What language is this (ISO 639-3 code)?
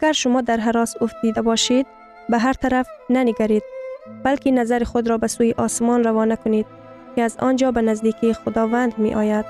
fas